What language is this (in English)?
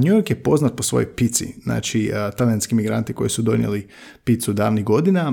Croatian